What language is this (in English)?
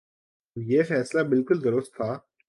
Urdu